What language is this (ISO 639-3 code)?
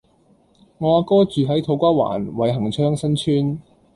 yue